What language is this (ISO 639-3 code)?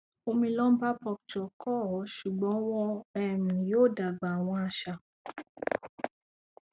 yor